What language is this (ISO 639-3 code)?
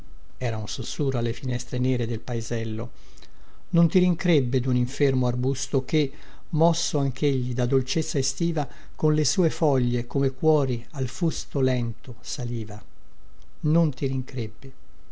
ita